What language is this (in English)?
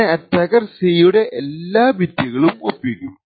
Malayalam